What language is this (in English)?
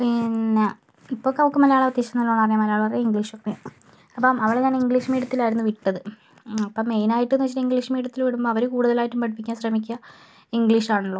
Malayalam